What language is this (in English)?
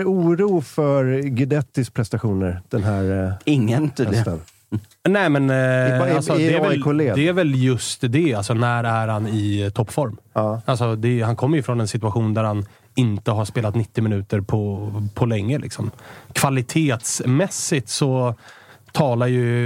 Swedish